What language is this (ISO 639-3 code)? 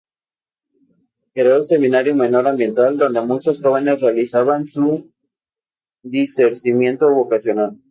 spa